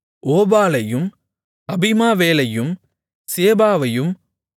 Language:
Tamil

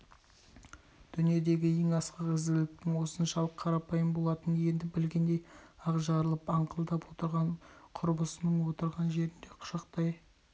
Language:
Kazakh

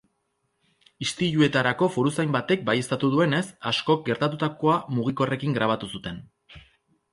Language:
Basque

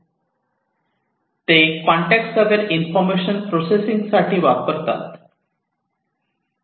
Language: Marathi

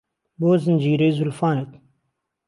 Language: Central Kurdish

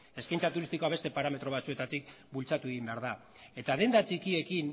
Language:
Basque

